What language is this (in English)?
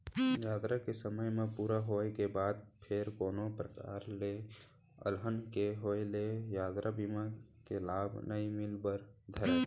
Chhattisgarhi